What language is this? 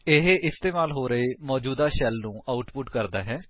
Punjabi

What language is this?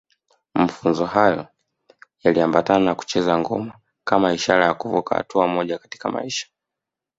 Swahili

